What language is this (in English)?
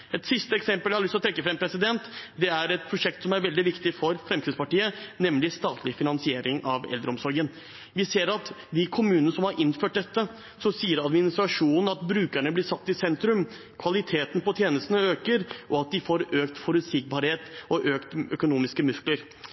Norwegian Bokmål